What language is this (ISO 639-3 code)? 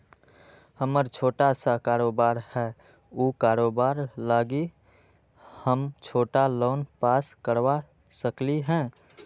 mag